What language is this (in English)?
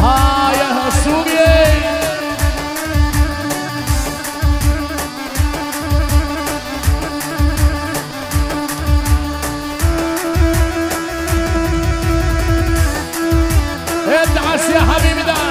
Arabic